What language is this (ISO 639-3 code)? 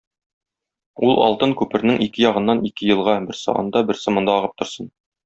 tat